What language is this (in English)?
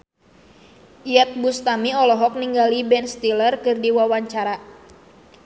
Sundanese